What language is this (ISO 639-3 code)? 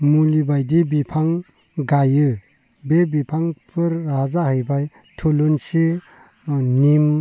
brx